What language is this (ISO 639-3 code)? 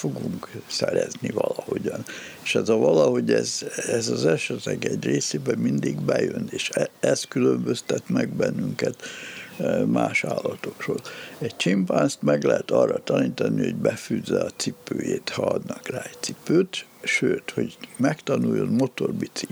hun